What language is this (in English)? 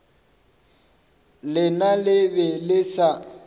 Northern Sotho